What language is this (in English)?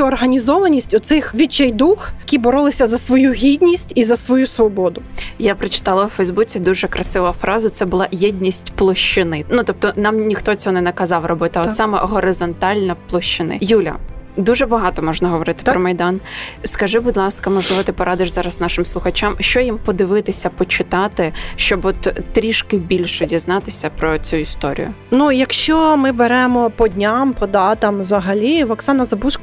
Ukrainian